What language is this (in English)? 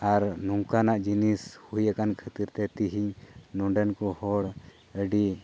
Santali